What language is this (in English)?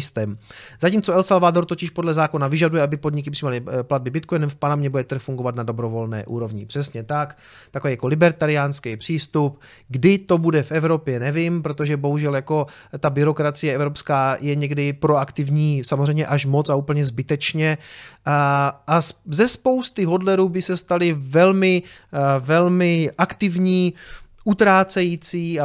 Czech